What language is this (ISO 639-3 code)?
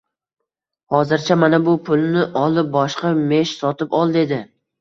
uzb